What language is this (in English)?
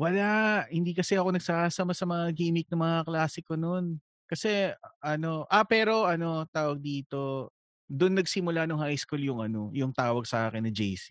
Filipino